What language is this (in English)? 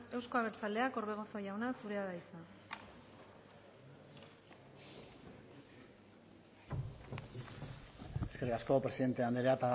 Basque